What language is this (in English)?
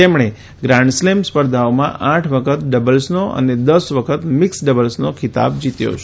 Gujarati